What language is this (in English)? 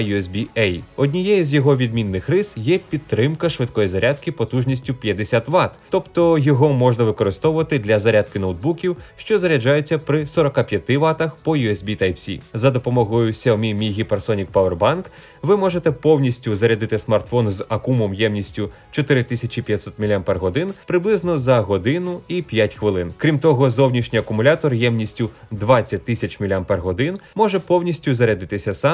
Ukrainian